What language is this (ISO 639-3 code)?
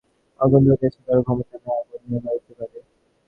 ben